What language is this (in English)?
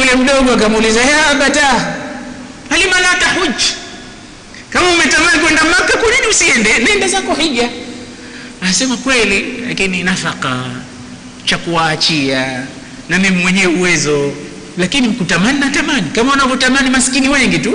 Swahili